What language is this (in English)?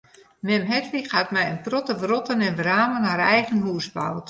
Western Frisian